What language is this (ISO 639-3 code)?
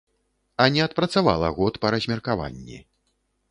bel